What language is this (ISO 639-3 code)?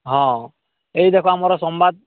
ori